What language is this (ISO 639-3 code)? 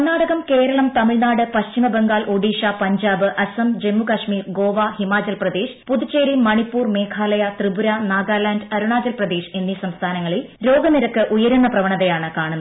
mal